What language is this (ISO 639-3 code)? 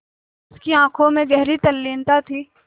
hin